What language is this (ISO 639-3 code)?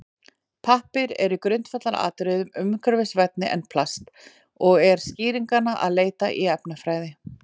isl